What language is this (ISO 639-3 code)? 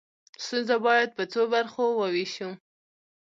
pus